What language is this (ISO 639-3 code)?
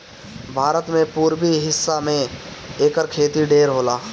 bho